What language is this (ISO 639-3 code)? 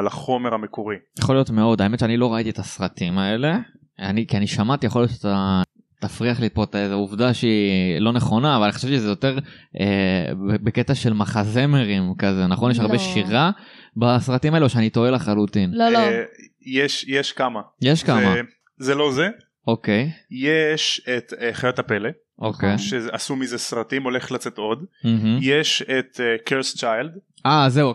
heb